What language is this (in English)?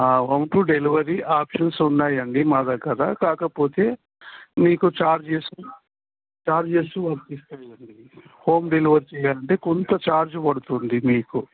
Telugu